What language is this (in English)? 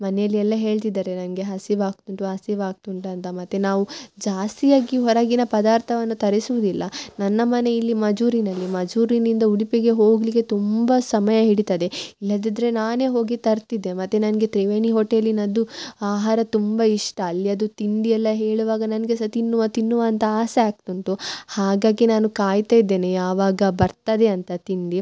Kannada